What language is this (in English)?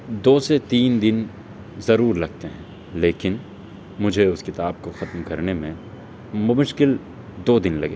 Urdu